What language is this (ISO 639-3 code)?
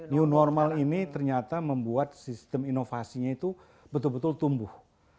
ind